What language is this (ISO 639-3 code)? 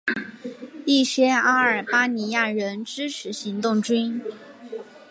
zho